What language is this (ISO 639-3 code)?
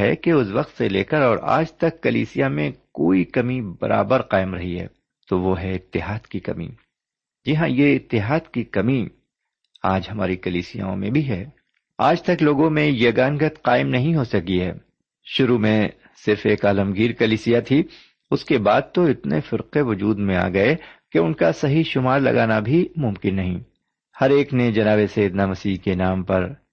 urd